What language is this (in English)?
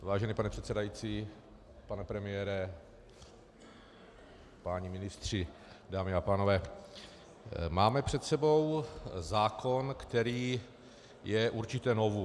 Czech